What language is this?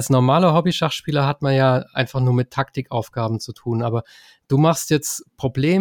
German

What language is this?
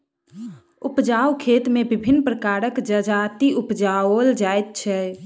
Maithili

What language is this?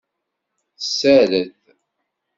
Kabyle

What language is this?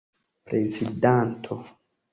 Esperanto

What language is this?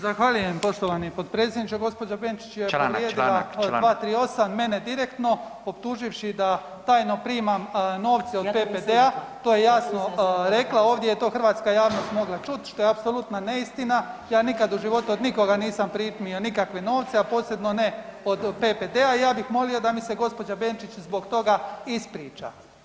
Croatian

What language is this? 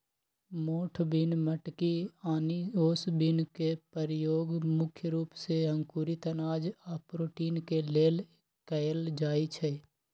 Magahi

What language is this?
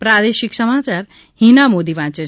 Gujarati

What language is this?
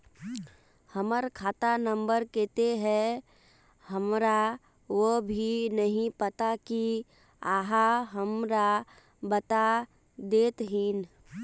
Magahi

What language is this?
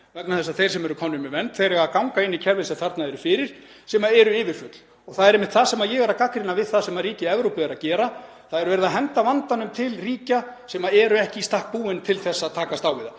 Icelandic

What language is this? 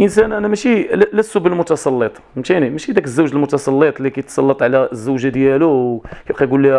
Arabic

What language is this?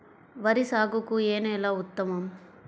Telugu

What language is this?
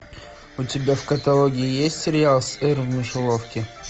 Russian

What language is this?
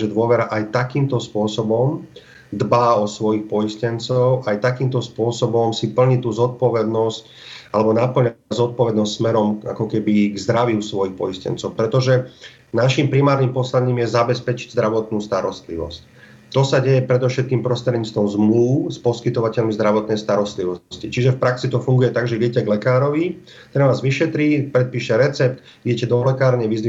Slovak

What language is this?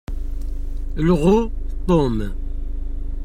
Kabyle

